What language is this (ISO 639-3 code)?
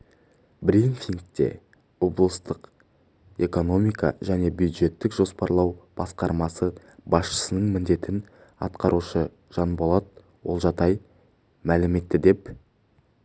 kaz